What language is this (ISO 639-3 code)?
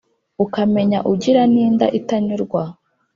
kin